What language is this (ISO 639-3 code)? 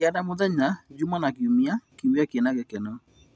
kik